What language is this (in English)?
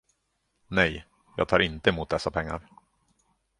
Swedish